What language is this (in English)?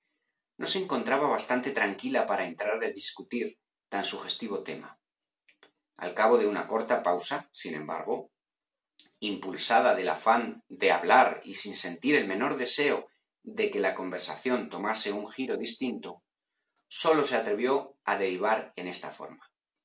Spanish